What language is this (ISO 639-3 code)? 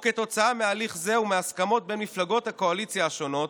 heb